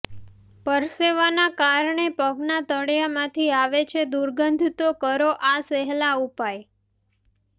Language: Gujarati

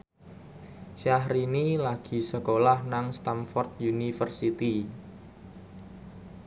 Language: Javanese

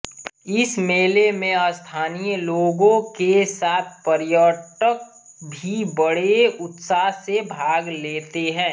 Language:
Hindi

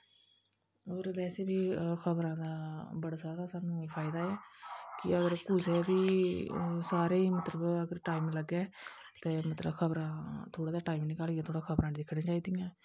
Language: Dogri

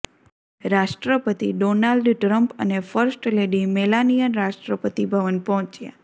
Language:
Gujarati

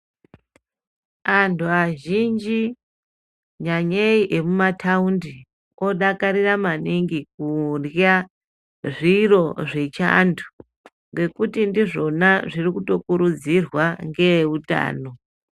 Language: Ndau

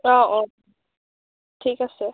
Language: Assamese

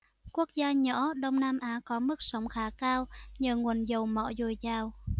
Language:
Vietnamese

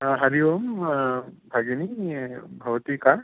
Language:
Sanskrit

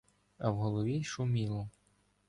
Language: Ukrainian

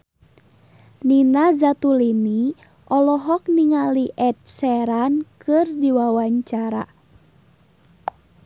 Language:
Sundanese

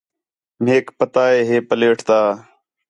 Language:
Khetrani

